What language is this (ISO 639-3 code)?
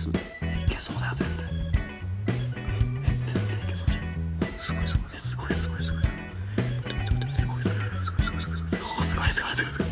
jpn